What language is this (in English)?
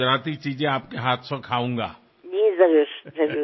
Bangla